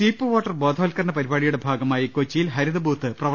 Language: Malayalam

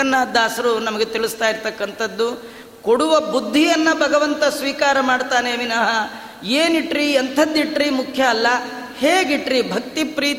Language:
Kannada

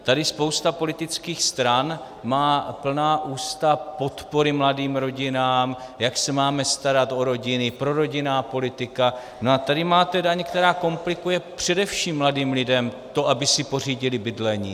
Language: Czech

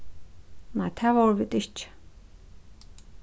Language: Faroese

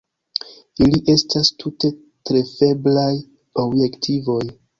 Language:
Esperanto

